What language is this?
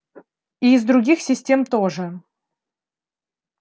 Russian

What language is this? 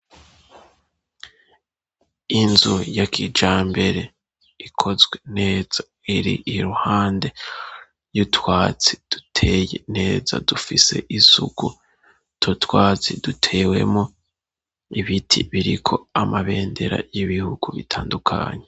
Rundi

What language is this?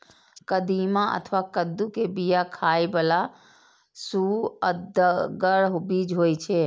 Maithili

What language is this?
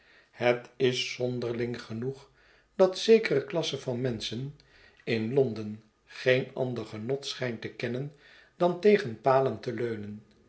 Dutch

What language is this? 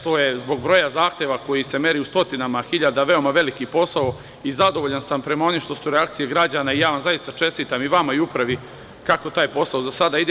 Serbian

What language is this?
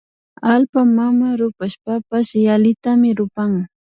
Imbabura Highland Quichua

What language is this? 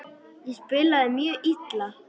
Icelandic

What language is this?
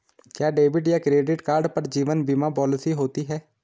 Hindi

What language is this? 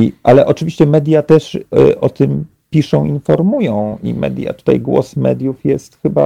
Polish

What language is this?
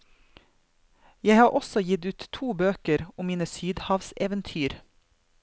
Norwegian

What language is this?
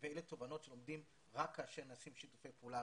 Hebrew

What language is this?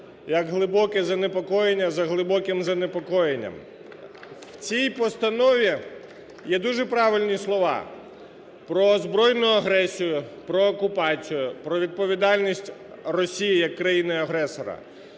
Ukrainian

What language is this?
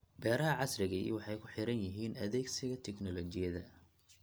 Somali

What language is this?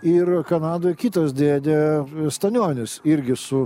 Lithuanian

